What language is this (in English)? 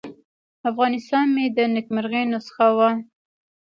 Pashto